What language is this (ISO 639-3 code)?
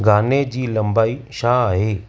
snd